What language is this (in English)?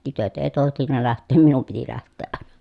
Finnish